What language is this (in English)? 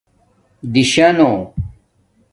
Domaaki